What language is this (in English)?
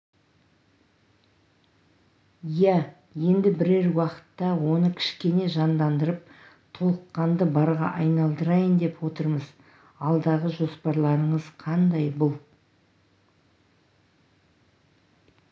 Kazakh